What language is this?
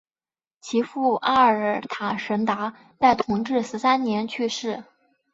Chinese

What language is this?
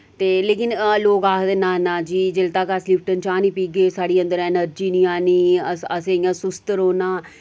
Dogri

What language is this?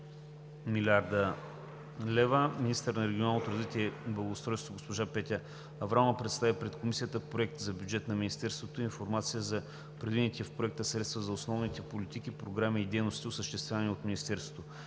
Bulgarian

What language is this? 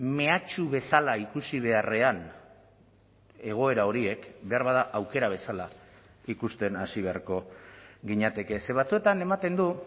Basque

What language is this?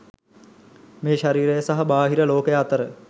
Sinhala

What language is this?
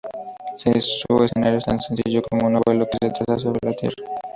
Spanish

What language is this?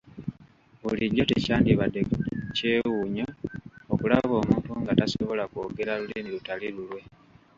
Ganda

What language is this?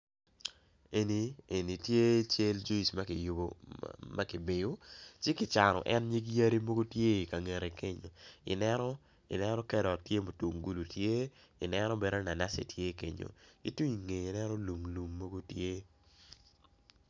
Acoli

